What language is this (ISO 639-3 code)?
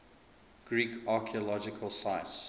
eng